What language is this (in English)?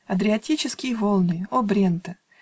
Russian